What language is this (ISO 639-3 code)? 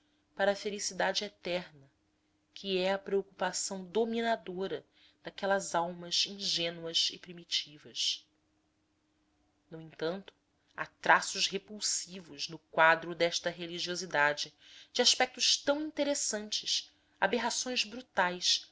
por